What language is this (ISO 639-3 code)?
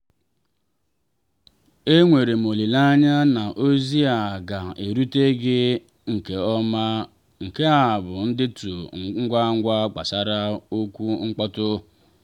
ibo